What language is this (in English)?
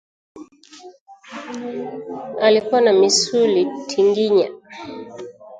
Swahili